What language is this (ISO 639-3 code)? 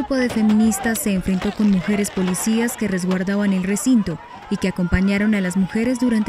spa